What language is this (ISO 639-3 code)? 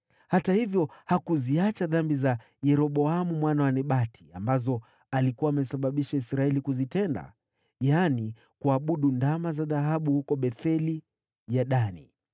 swa